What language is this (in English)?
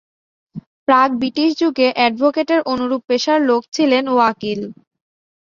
Bangla